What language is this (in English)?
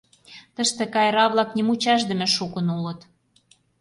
Mari